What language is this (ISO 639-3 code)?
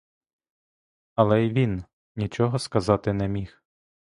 ukr